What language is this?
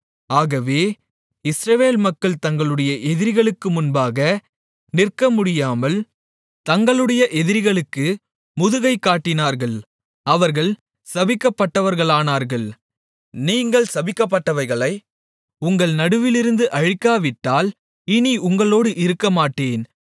Tamil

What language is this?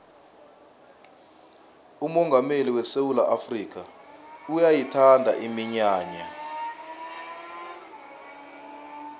South Ndebele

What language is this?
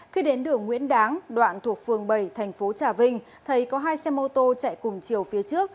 Vietnamese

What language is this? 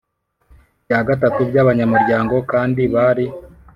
Kinyarwanda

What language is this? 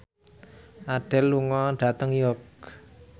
Javanese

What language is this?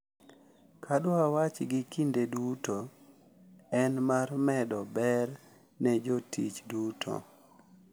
Luo (Kenya and Tanzania)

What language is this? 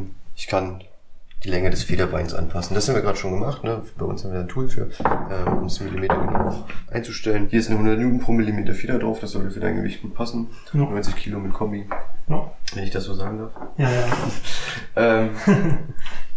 German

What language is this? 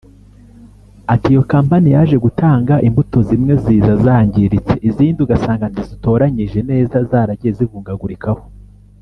Kinyarwanda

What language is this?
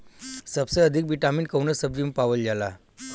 Bhojpuri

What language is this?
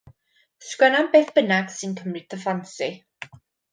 Welsh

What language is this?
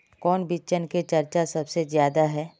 Magahi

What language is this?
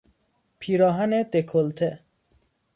Persian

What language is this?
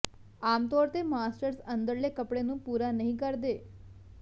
Punjabi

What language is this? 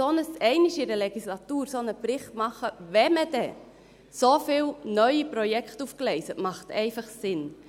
Swiss German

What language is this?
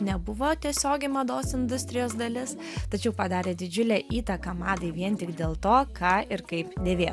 Lithuanian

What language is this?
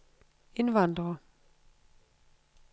Danish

